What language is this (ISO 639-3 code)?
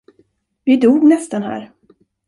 swe